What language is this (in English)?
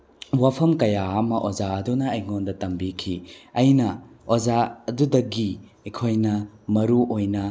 Manipuri